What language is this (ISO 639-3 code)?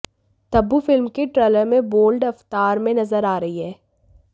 hin